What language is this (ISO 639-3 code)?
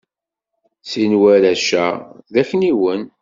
kab